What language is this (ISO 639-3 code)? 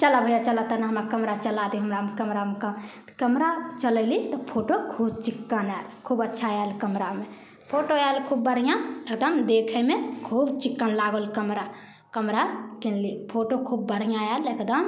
mai